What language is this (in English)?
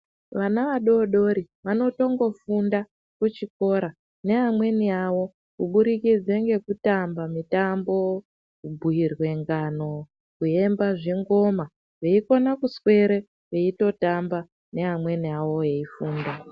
Ndau